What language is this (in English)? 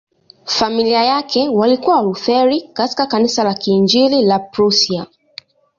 Swahili